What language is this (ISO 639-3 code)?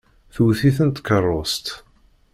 kab